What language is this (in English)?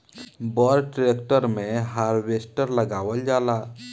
Bhojpuri